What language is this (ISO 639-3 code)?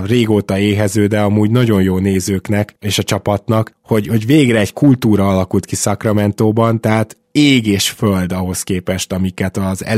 hun